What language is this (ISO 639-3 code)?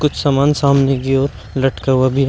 hin